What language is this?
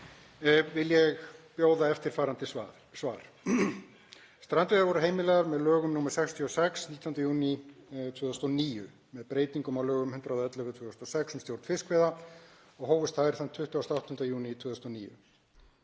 Icelandic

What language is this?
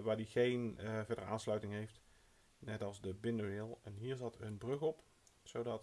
Dutch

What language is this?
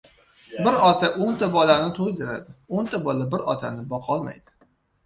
Uzbek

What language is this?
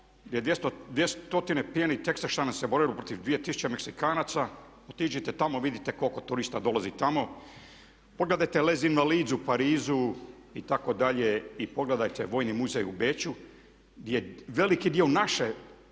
Croatian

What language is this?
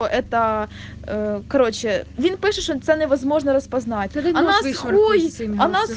Russian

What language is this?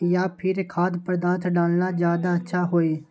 Magahi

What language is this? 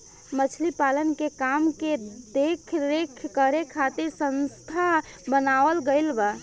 Bhojpuri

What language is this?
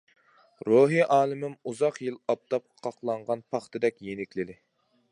Uyghur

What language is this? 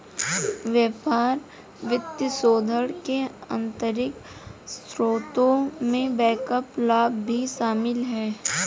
Hindi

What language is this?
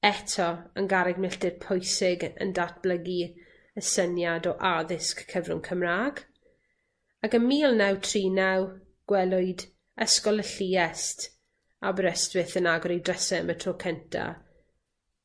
Welsh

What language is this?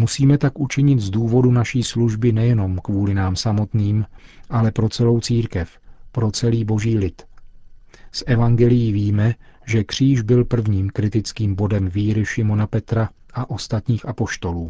Czech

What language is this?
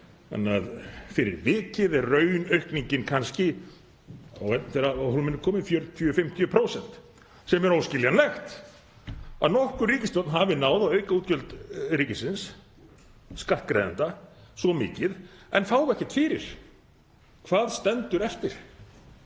Icelandic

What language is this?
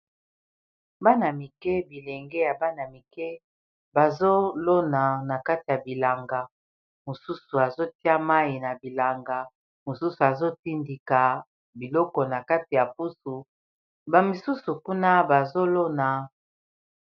Lingala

